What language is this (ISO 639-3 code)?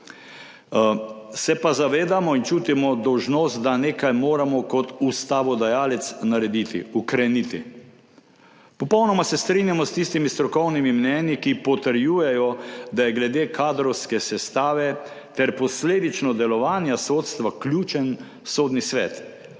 slv